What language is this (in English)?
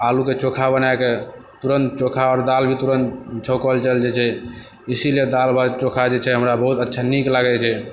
Maithili